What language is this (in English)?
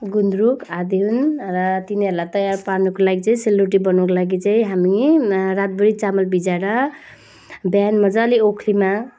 Nepali